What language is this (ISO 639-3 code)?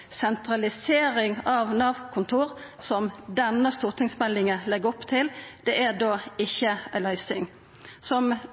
nno